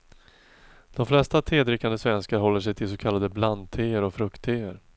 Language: Swedish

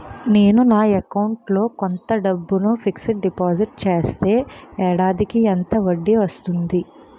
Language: Telugu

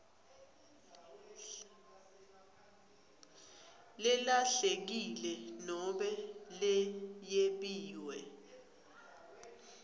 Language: Swati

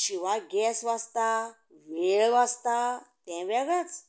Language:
Konkani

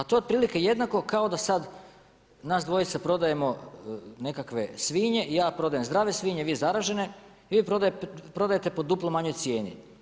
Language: Croatian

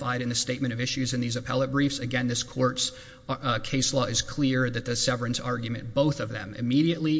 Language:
English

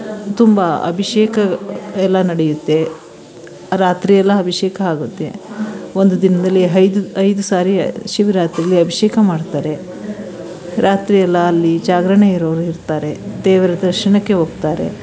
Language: Kannada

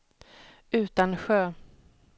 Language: Swedish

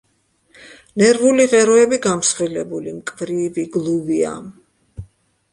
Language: Georgian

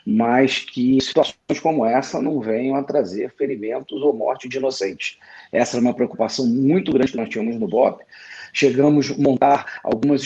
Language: Portuguese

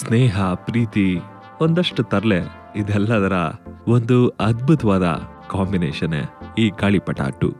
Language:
Kannada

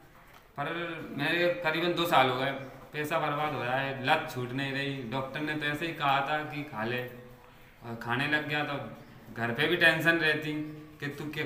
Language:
Hindi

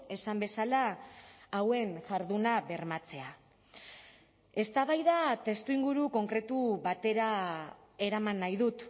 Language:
Basque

